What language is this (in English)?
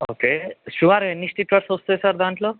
Telugu